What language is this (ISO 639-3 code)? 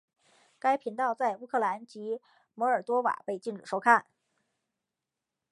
zho